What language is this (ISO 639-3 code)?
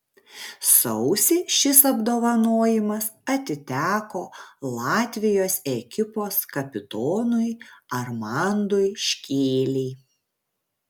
lit